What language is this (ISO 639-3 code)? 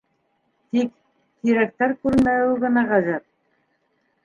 bak